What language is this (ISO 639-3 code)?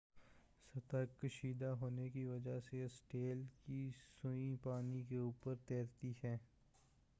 urd